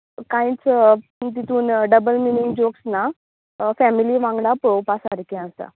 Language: Konkani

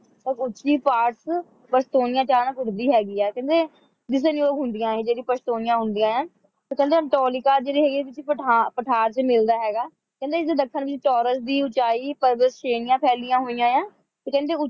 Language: Punjabi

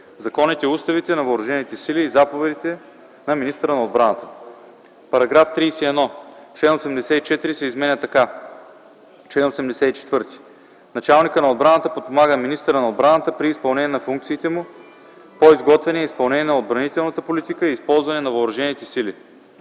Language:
Bulgarian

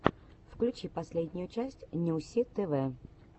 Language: Russian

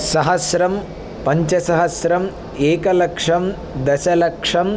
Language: Sanskrit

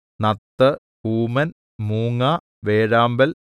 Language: Malayalam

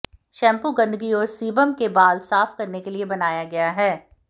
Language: Hindi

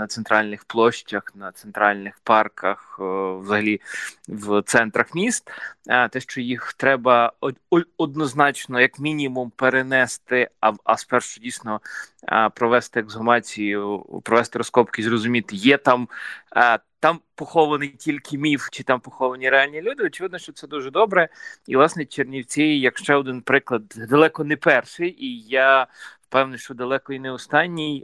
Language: Ukrainian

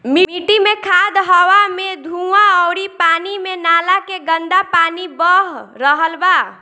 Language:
Bhojpuri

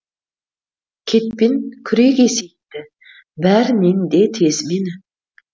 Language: Kazakh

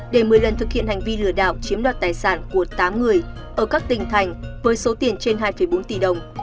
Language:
Vietnamese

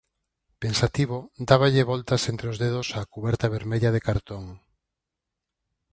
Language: Galician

